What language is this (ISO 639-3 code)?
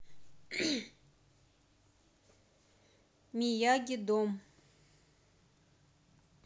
rus